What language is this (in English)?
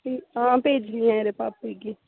Dogri